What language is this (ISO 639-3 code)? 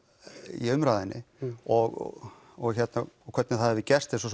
isl